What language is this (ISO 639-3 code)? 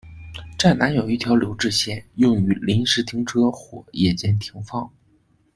zho